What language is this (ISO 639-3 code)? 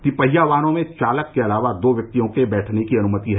hin